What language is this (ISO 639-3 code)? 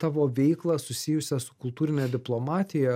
lit